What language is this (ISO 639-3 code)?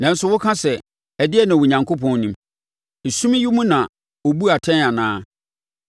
aka